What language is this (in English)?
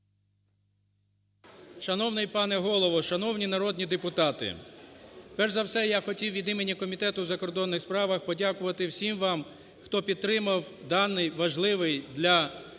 Ukrainian